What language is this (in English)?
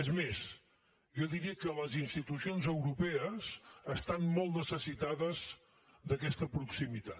Catalan